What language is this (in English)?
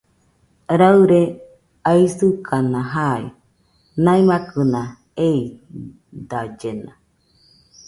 Nüpode Huitoto